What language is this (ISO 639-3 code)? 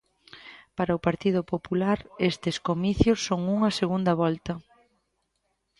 glg